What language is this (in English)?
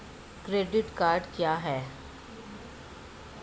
Hindi